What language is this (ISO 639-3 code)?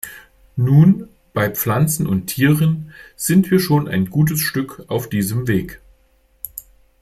deu